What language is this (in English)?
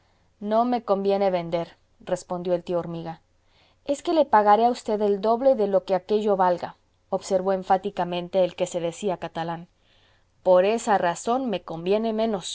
Spanish